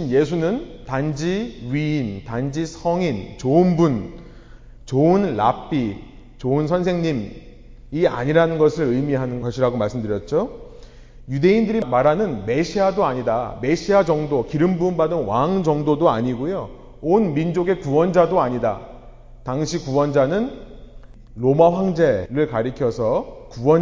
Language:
Korean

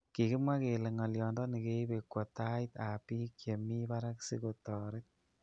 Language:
Kalenjin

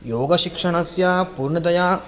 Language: Sanskrit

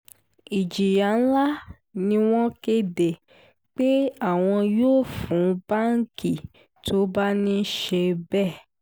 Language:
Yoruba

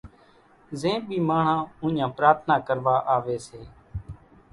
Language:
Kachi Koli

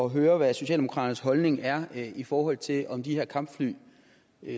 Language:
Danish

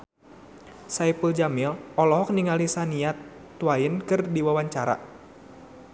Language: Sundanese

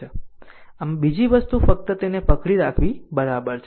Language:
Gujarati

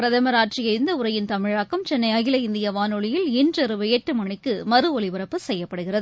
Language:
Tamil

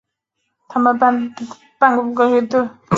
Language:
Chinese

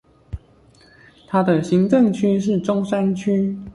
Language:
Chinese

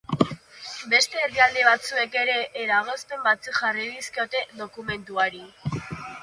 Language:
Basque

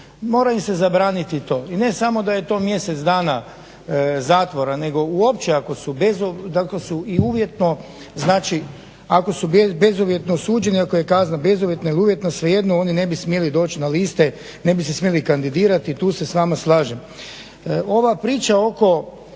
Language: Croatian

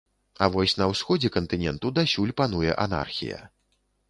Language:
Belarusian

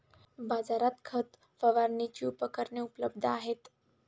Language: Marathi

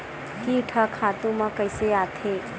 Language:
Chhattisgarhi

